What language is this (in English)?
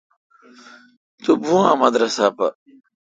Kalkoti